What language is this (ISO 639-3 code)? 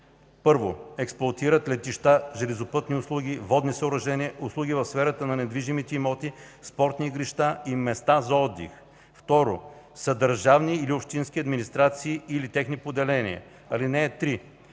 bul